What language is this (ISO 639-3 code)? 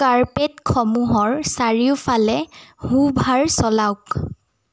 asm